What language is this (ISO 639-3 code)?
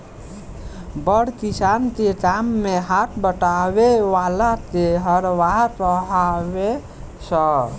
bho